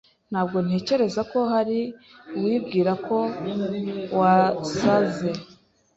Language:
Kinyarwanda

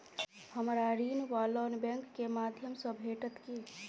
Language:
Maithili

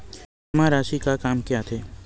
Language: Chhattisgarhi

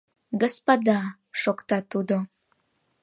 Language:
Mari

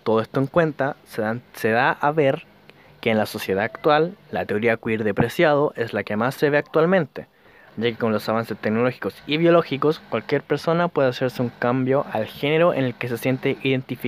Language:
Spanish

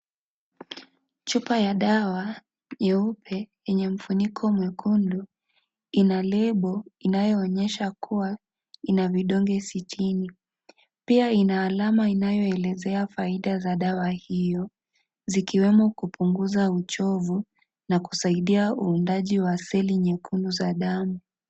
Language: Swahili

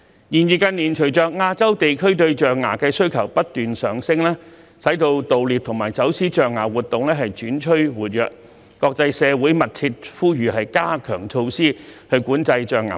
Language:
Cantonese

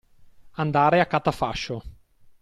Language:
Italian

